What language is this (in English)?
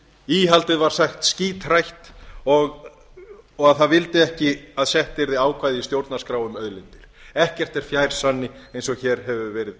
Icelandic